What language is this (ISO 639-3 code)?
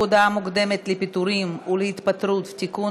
heb